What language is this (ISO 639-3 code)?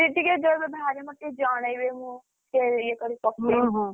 ori